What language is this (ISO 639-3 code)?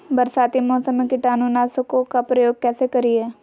mag